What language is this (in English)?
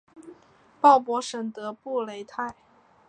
Chinese